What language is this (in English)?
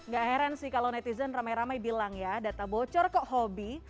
Indonesian